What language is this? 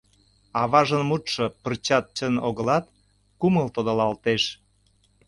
Mari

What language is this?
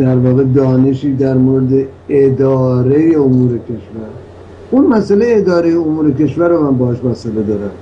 Persian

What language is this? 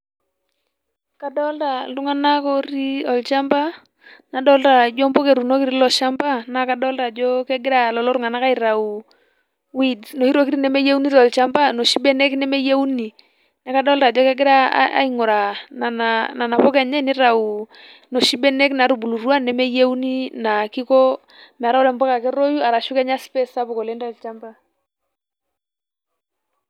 Masai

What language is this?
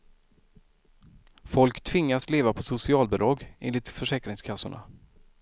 Swedish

